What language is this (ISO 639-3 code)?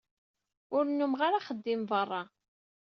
kab